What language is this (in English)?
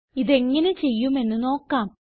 Malayalam